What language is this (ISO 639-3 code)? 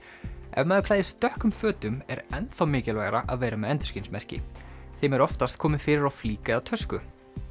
isl